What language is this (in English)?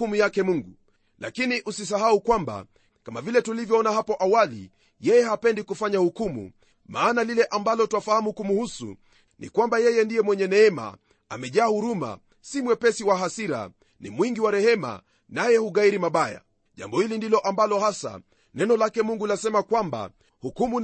Swahili